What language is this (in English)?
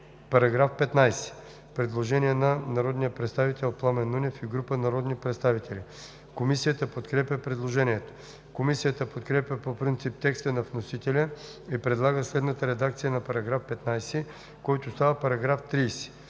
Bulgarian